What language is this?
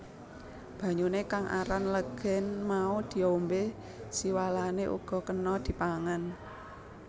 Javanese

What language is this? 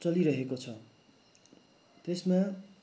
Nepali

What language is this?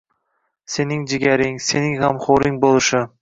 Uzbek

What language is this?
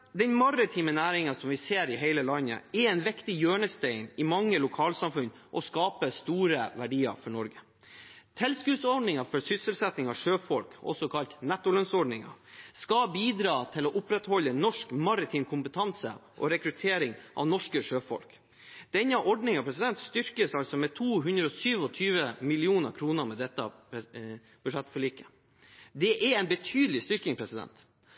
Norwegian Bokmål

